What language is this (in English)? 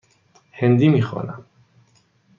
Persian